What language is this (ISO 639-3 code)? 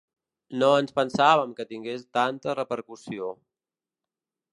cat